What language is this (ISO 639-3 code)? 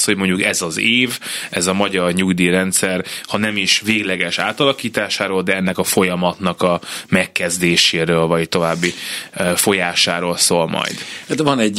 hun